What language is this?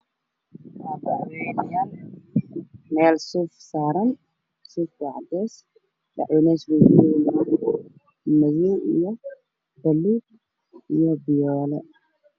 Somali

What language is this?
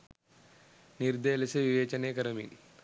Sinhala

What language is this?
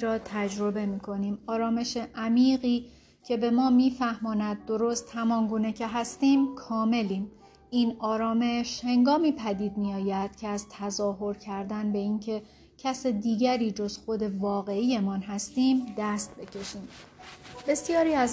Persian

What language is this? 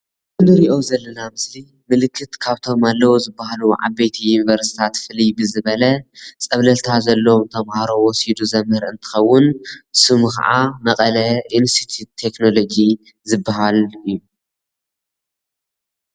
Tigrinya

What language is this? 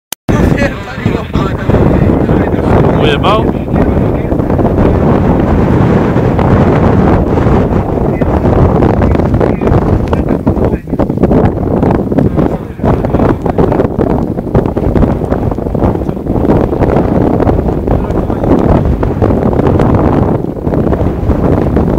Greek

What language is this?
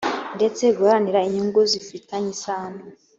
Kinyarwanda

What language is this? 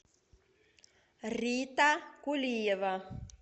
Russian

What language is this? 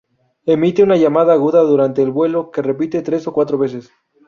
Spanish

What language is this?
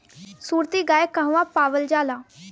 Bhojpuri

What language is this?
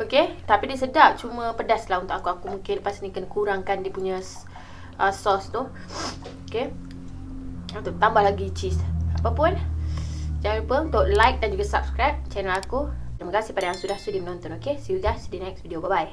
Malay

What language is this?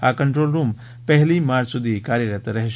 Gujarati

